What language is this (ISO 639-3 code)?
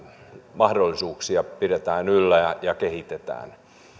fin